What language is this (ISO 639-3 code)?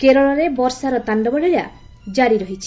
ori